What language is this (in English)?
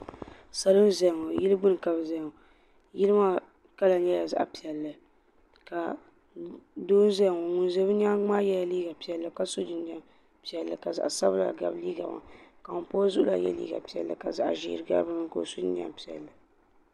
Dagbani